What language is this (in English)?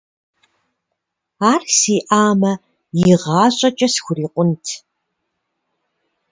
Kabardian